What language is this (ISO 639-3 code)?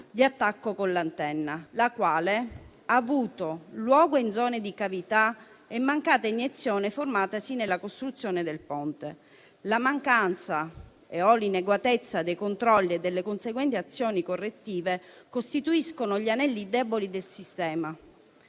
ita